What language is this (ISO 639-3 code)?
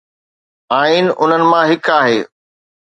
snd